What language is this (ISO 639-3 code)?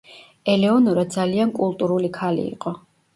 kat